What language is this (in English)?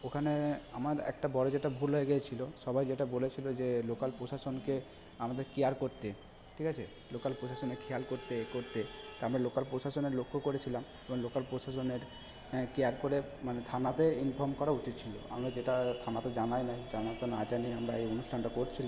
Bangla